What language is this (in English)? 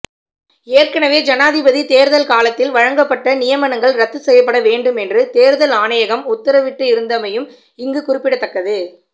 Tamil